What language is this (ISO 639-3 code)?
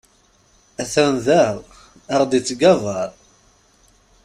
kab